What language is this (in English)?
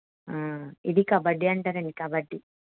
Telugu